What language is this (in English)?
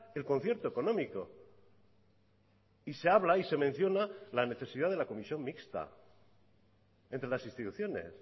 Spanish